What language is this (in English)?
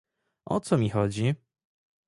Polish